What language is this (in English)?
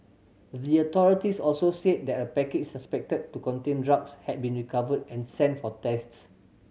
English